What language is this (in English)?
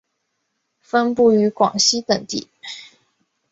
Chinese